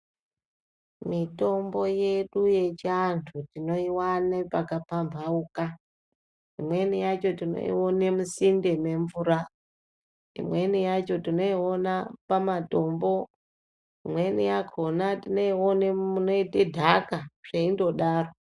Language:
Ndau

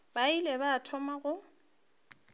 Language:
Northern Sotho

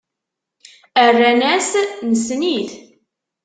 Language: Kabyle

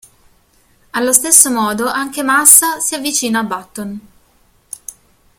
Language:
Italian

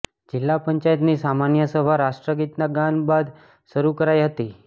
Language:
Gujarati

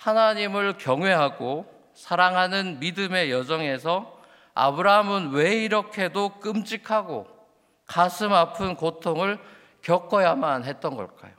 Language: Korean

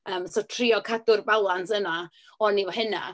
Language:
Welsh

